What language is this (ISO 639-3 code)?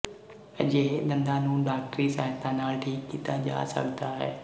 pan